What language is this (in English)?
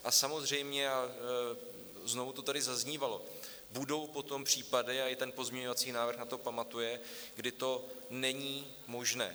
Czech